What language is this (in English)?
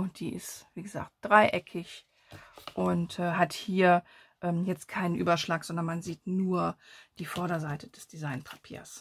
German